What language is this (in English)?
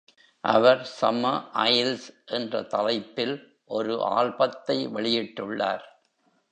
Tamil